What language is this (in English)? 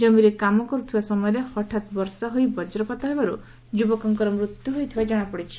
Odia